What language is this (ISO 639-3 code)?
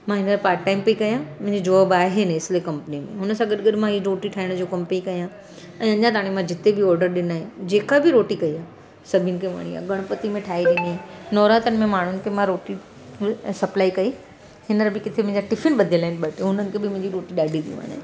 snd